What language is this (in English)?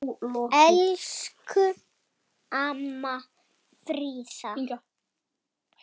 Icelandic